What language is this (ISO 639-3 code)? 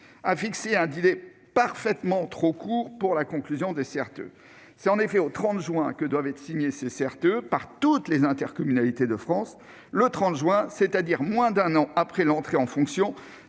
fra